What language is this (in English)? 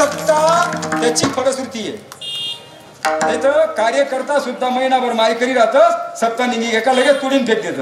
Arabic